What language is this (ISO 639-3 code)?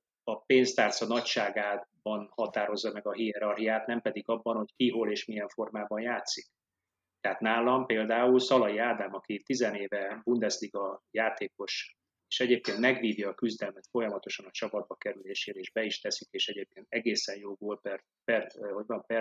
hun